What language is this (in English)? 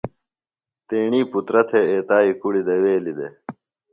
Phalura